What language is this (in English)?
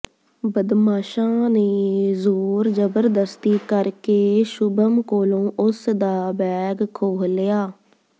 Punjabi